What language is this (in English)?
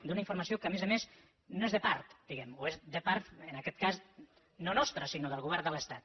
Catalan